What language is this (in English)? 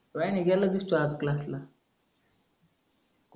Marathi